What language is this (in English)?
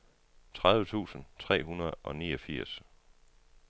Danish